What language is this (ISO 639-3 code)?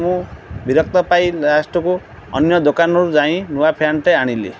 ori